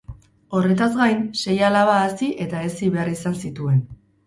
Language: Basque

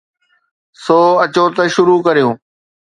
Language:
Sindhi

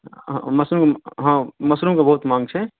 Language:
Maithili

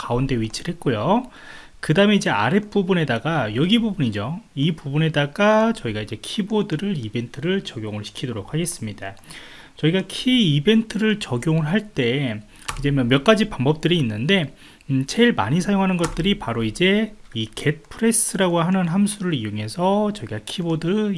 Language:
Korean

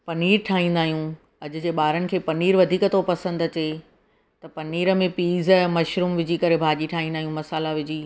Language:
Sindhi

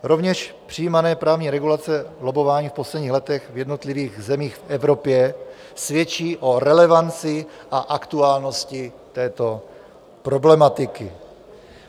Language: Czech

